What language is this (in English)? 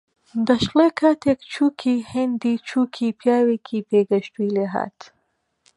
Central Kurdish